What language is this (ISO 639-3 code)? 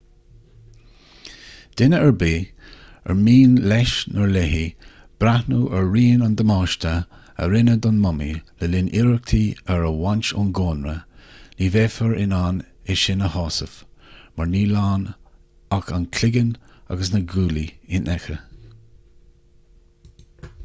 gle